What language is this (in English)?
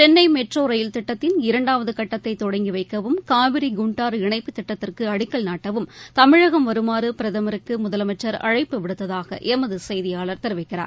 Tamil